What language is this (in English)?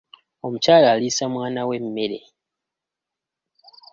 Ganda